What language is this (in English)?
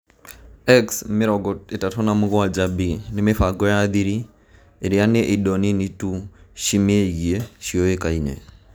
Kikuyu